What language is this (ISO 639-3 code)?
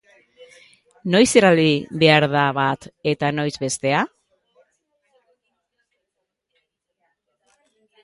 eus